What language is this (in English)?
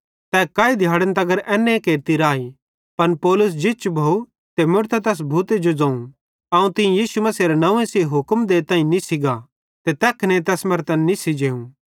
Bhadrawahi